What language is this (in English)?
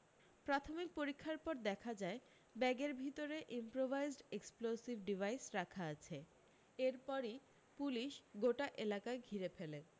Bangla